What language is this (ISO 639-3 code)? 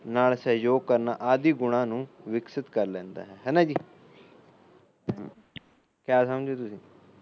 pan